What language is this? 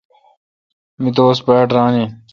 Kalkoti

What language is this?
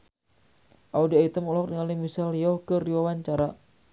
Sundanese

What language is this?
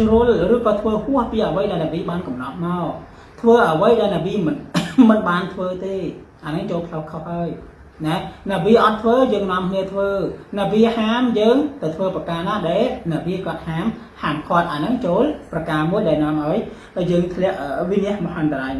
Indonesian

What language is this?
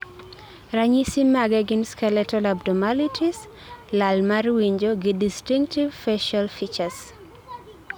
Luo (Kenya and Tanzania)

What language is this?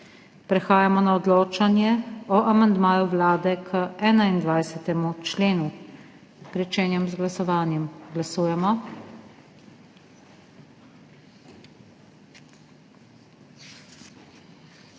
Slovenian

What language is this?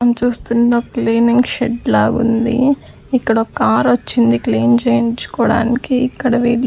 Telugu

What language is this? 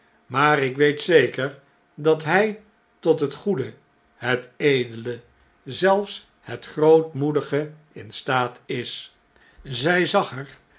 Dutch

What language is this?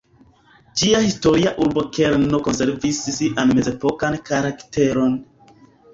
Esperanto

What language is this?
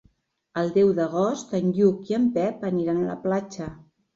Catalan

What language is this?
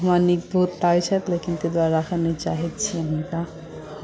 Maithili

